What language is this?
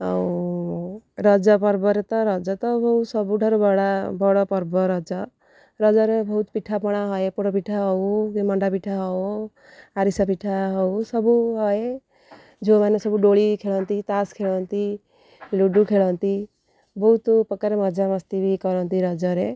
Odia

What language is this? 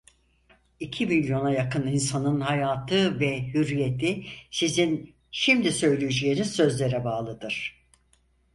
Turkish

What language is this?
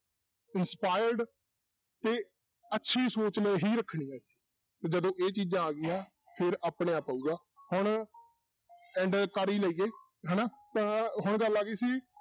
Punjabi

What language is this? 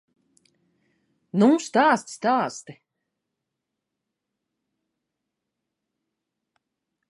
Latvian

